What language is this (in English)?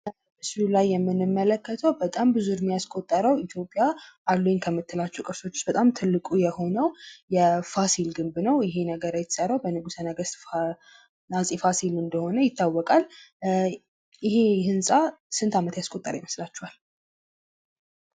Amharic